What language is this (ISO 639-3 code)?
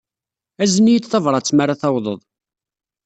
kab